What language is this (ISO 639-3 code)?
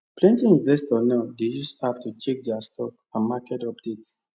pcm